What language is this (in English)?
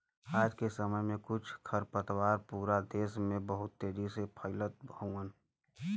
Bhojpuri